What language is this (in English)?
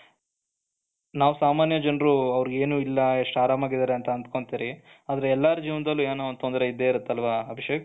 Kannada